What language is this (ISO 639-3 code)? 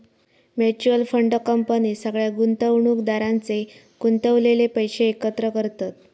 mar